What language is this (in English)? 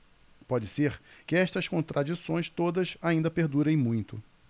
Portuguese